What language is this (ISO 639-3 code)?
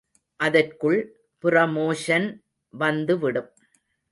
tam